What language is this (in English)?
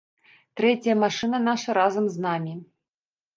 Belarusian